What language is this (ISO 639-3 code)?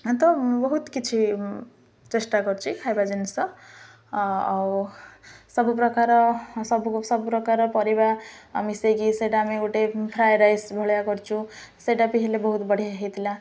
ori